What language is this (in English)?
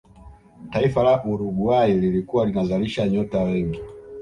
Swahili